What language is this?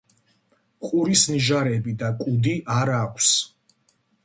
Georgian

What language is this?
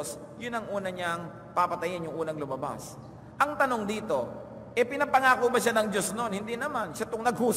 Filipino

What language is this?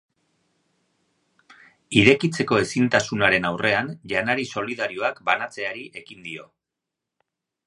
Basque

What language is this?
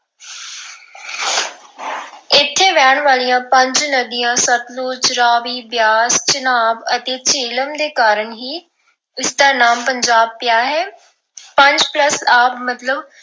Punjabi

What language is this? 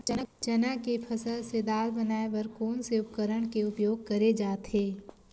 Chhattisgarhi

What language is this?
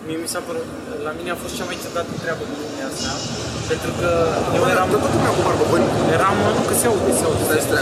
Romanian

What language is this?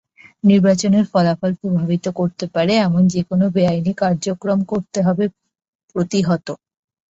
Bangla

